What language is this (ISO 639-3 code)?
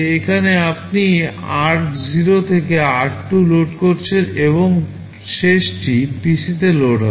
ben